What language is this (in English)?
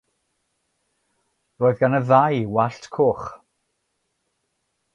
Welsh